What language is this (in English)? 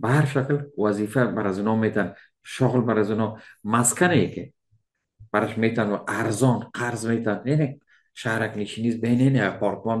Persian